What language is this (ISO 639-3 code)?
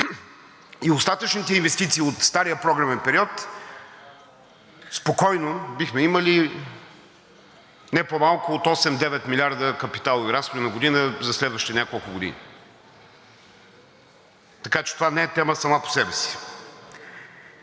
bul